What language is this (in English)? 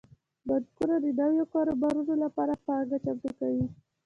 Pashto